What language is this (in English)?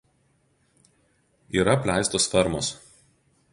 Lithuanian